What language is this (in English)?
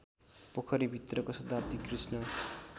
Nepali